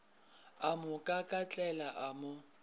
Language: Northern Sotho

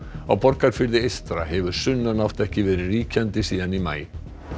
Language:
Icelandic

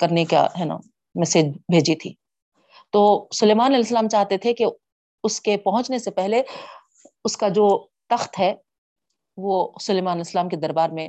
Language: Urdu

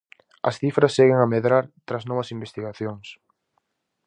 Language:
Galician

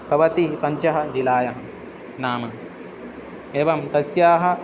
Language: Sanskrit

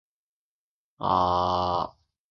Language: Japanese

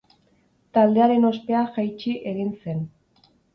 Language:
Basque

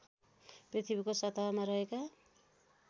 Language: Nepali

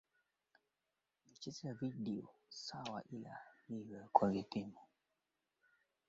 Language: Swahili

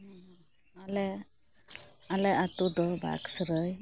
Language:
Santali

